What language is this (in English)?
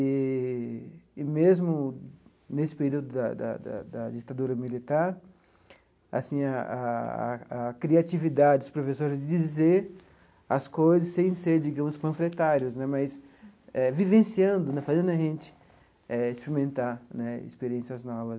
Portuguese